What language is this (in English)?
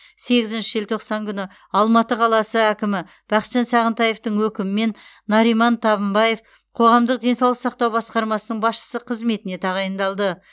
Kazakh